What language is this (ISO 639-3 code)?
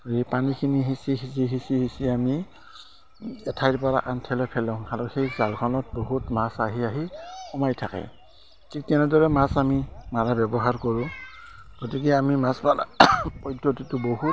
asm